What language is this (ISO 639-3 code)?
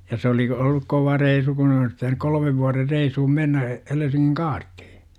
fin